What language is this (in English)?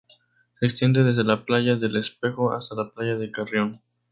Spanish